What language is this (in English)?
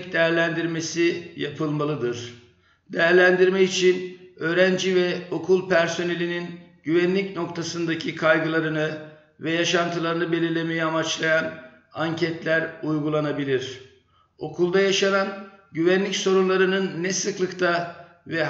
Turkish